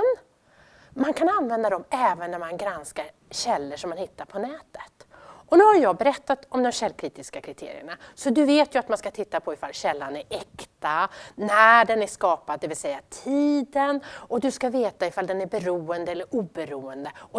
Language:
Swedish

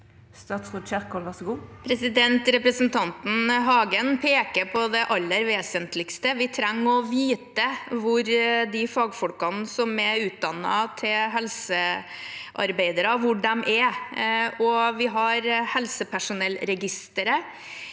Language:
Norwegian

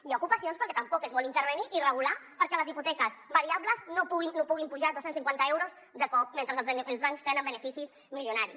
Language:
Catalan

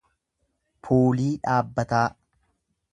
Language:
Oromo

